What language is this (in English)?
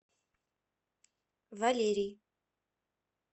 Russian